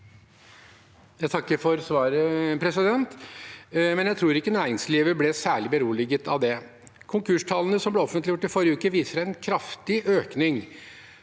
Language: Norwegian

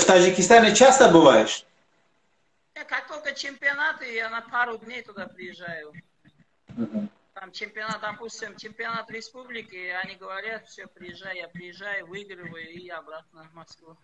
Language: Russian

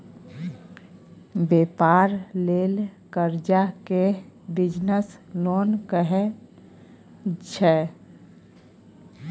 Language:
Maithili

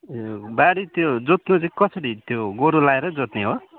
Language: Nepali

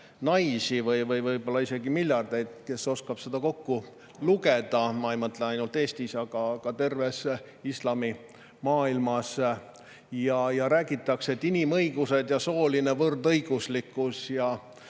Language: Estonian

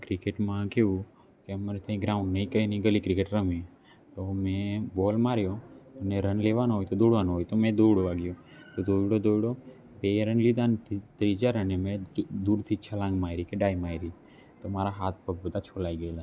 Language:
Gujarati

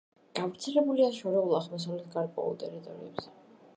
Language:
Georgian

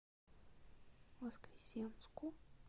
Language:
Russian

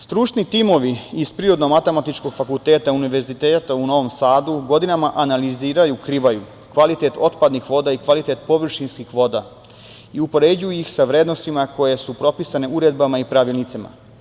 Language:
Serbian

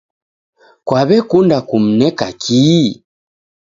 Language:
Taita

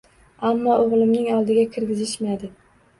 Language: Uzbek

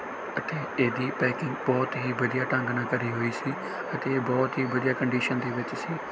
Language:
Punjabi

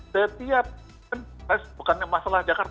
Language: Indonesian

